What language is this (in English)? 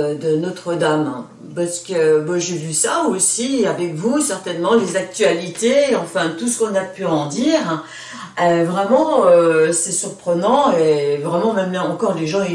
French